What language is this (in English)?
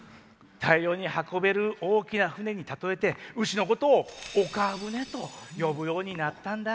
Japanese